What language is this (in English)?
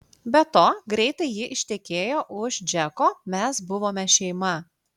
Lithuanian